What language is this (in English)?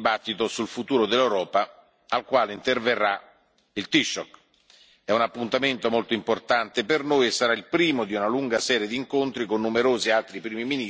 Italian